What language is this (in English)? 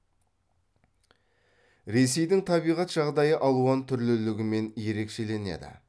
Kazakh